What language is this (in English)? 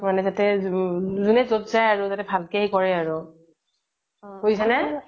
Assamese